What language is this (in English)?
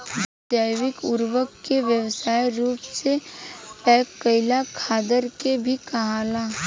Bhojpuri